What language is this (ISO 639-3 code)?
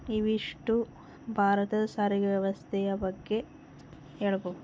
kan